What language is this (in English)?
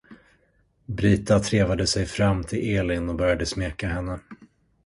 Swedish